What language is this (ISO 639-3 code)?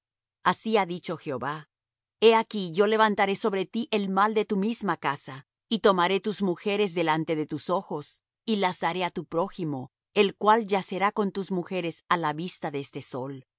spa